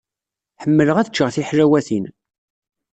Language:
Kabyle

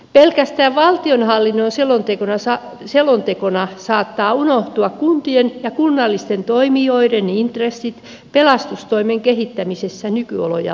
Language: Finnish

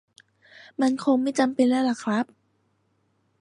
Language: Thai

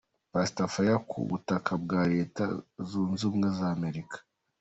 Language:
Kinyarwanda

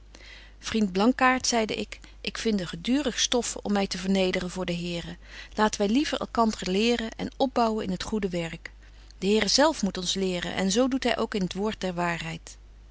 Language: Dutch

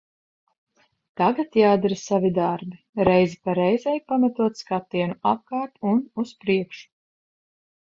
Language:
Latvian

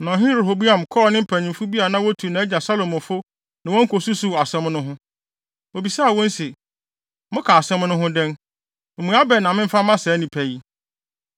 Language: Akan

